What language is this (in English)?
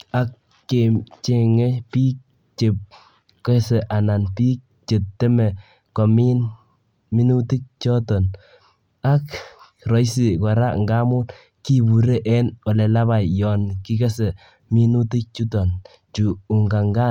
Kalenjin